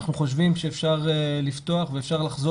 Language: Hebrew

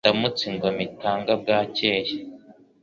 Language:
Kinyarwanda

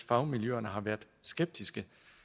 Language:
Danish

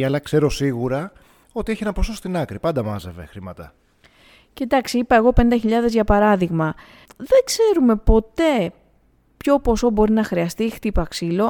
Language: Greek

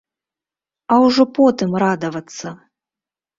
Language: Belarusian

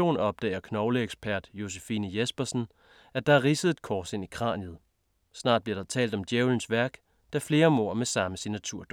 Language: Danish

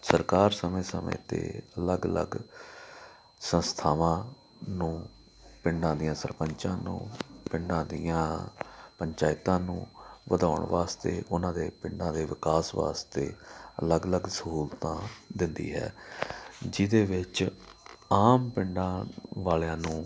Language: Punjabi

